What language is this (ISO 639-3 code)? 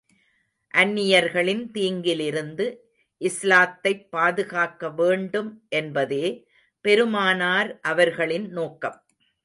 tam